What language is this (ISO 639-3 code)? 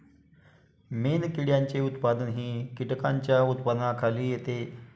mar